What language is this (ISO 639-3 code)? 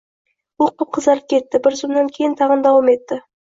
uzb